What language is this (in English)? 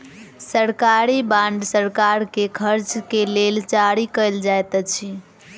Maithili